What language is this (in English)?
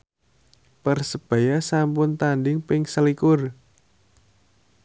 Javanese